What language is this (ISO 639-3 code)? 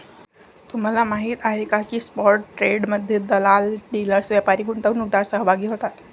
mar